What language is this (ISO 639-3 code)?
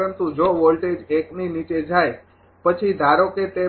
guj